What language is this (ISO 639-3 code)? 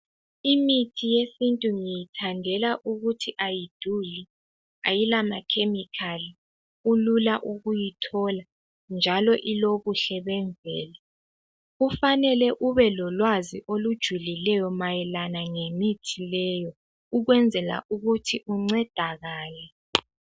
nde